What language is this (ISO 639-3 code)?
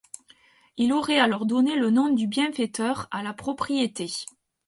fra